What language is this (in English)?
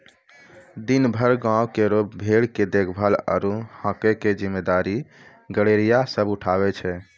Maithili